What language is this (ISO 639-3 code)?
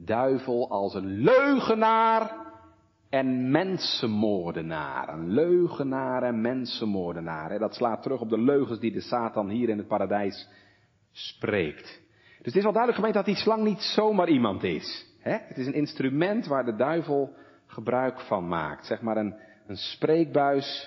nld